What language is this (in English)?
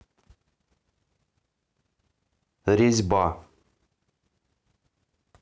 Russian